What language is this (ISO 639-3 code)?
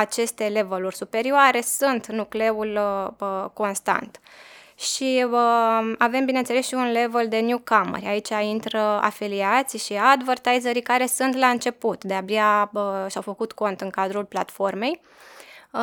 ron